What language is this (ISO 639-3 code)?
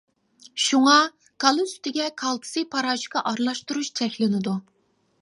uig